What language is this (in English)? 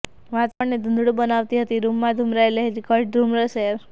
Gujarati